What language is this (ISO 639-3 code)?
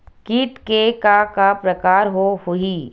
hne